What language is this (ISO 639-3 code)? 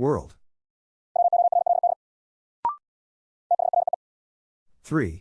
eng